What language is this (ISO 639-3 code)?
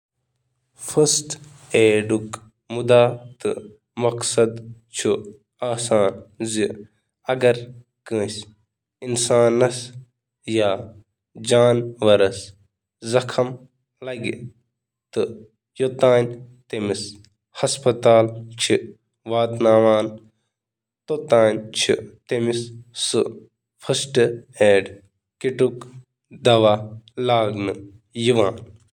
kas